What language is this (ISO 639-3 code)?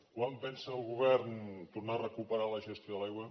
cat